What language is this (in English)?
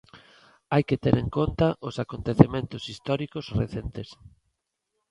Galician